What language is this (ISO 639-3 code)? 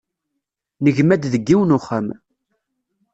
kab